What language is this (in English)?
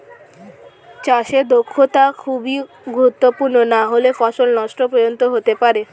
Bangla